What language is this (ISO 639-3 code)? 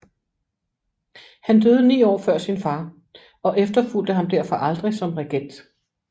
dan